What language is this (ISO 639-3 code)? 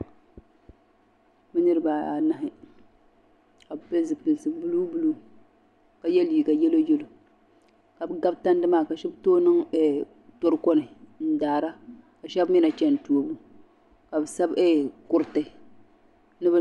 dag